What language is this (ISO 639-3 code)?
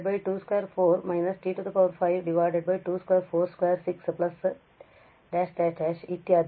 kan